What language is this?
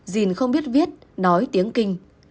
Vietnamese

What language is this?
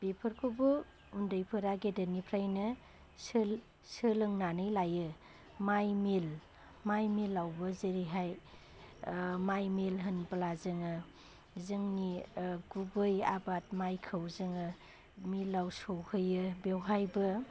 Bodo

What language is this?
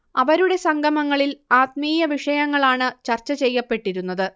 Malayalam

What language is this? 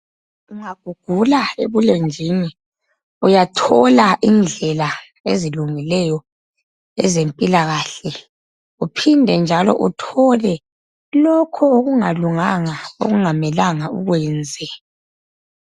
North Ndebele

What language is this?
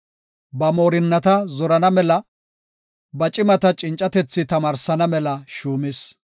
Gofa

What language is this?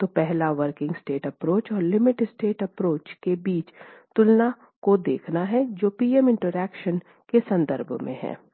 Hindi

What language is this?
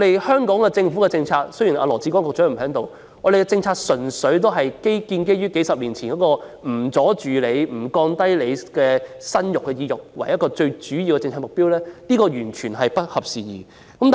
Cantonese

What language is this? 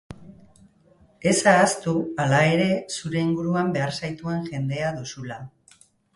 Basque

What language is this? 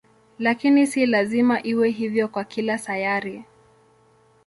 Swahili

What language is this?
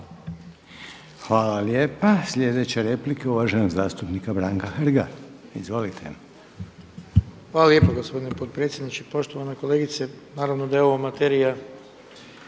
Croatian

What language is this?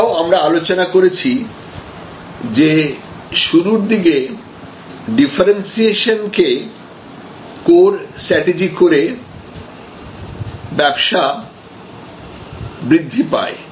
Bangla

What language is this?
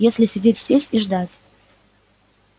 Russian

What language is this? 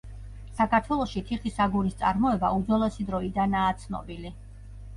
Georgian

